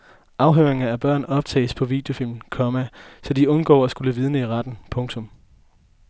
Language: Danish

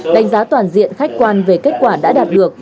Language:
Vietnamese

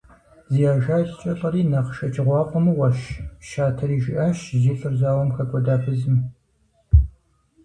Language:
Kabardian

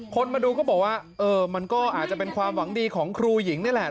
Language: Thai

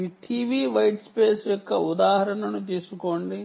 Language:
Telugu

